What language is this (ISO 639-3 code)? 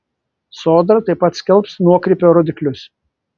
lit